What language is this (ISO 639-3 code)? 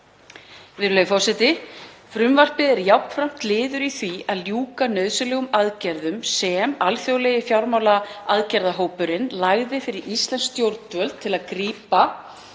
isl